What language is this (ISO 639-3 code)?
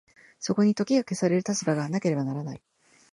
jpn